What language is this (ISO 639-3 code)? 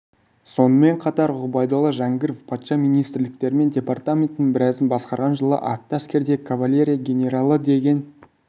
kaz